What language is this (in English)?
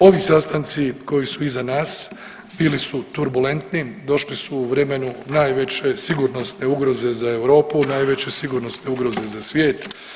Croatian